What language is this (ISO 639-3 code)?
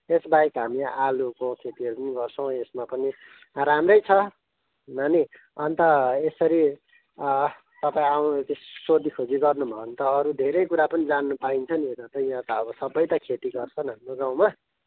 nep